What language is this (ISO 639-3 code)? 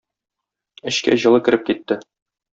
tat